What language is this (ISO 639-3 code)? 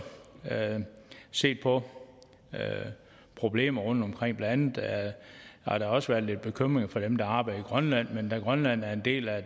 dan